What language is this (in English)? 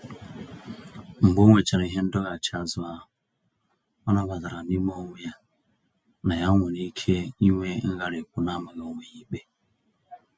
Igbo